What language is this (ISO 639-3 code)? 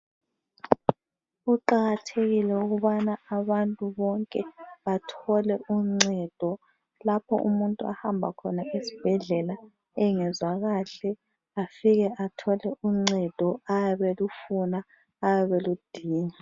nde